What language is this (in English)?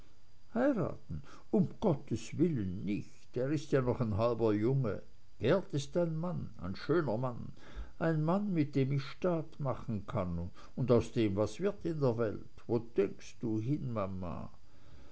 German